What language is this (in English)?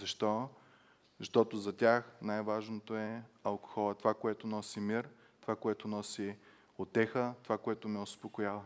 Bulgarian